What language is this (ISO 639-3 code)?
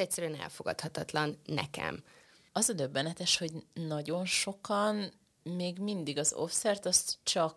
hun